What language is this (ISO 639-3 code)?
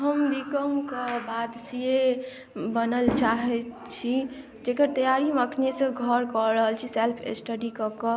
mai